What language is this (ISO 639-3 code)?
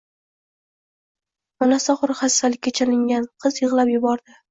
uzb